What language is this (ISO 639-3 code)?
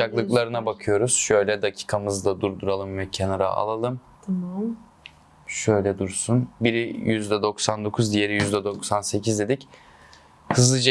tur